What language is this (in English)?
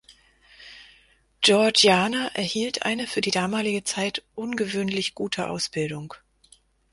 German